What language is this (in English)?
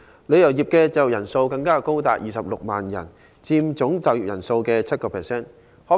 Cantonese